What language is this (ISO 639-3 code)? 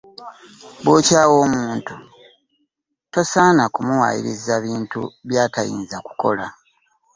lug